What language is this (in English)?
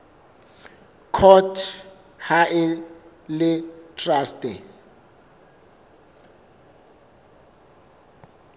Southern Sotho